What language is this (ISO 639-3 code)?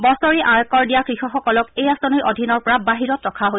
asm